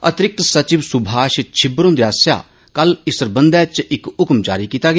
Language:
Dogri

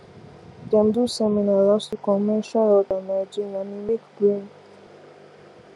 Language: Nigerian Pidgin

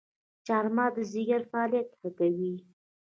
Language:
Pashto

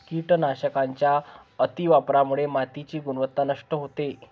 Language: Marathi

